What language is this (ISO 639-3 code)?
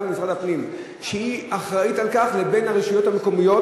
heb